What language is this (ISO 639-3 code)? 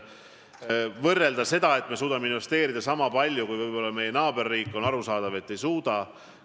est